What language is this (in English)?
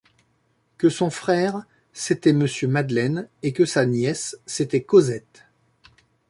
French